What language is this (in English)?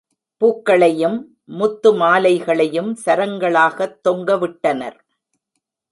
Tamil